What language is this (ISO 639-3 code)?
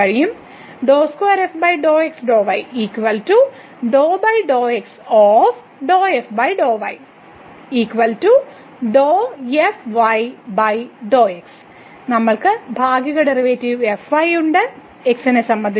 mal